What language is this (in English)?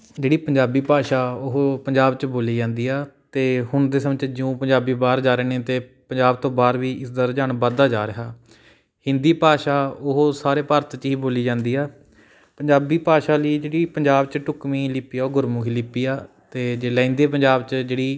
Punjabi